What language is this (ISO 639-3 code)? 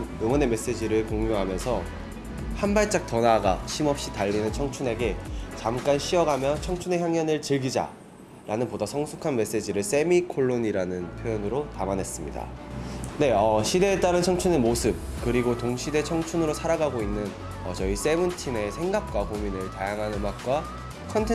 kor